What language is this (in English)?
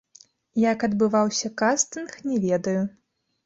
Belarusian